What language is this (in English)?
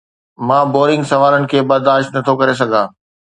Sindhi